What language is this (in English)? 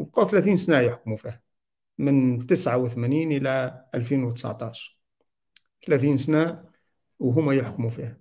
Arabic